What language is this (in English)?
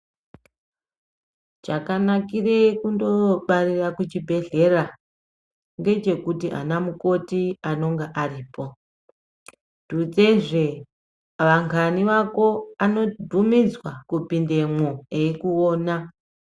Ndau